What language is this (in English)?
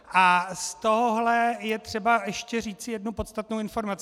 Czech